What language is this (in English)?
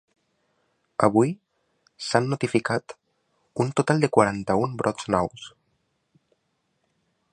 Catalan